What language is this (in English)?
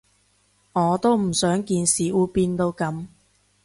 Cantonese